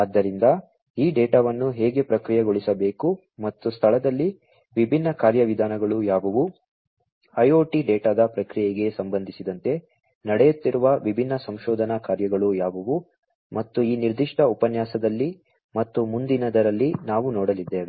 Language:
Kannada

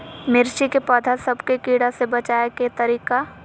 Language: Magahi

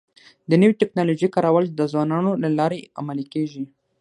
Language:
Pashto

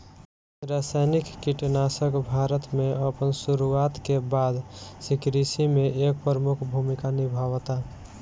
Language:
Bhojpuri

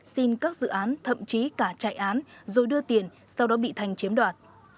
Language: Vietnamese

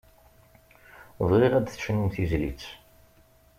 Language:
Kabyle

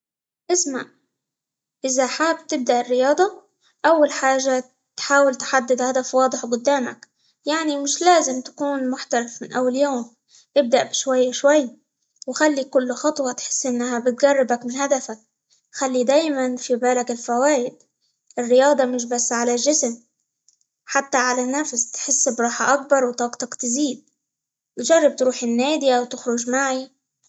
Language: Libyan Arabic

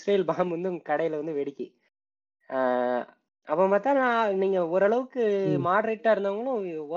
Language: Tamil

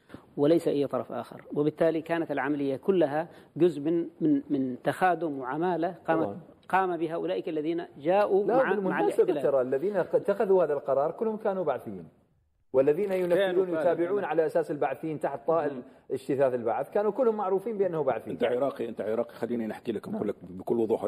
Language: Arabic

